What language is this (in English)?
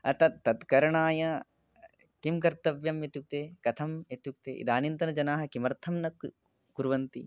Sanskrit